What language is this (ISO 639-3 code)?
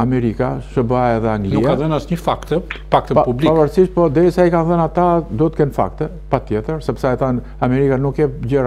ron